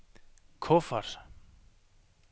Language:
Danish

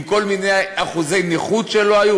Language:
Hebrew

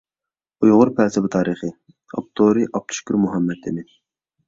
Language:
Uyghur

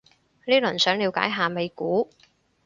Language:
Cantonese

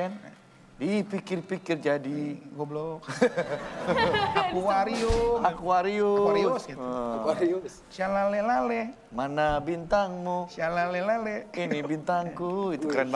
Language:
Indonesian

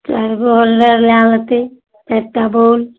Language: Maithili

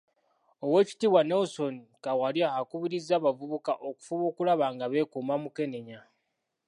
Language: Ganda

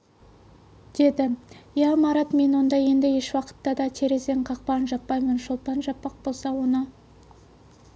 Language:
Kazakh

